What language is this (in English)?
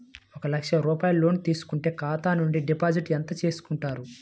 Telugu